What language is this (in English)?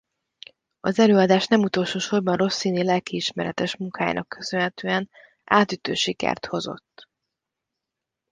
Hungarian